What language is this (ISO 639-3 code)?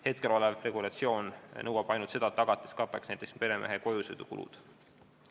est